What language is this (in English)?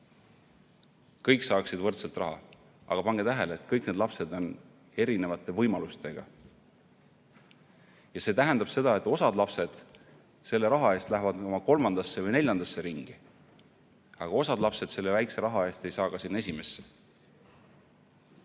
Estonian